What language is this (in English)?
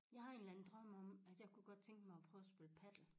Danish